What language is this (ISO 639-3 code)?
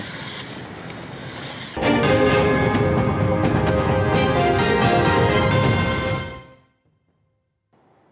vie